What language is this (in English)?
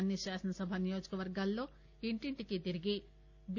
Telugu